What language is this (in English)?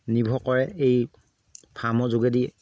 Assamese